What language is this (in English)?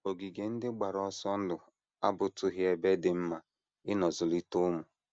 Igbo